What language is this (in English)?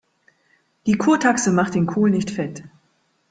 German